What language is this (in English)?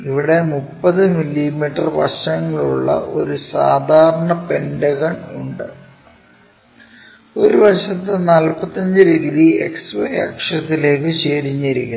Malayalam